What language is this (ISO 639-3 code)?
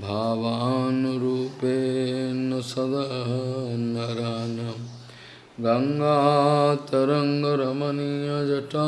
por